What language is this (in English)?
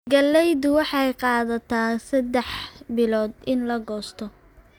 Somali